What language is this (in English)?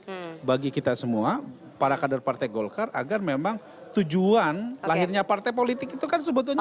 Indonesian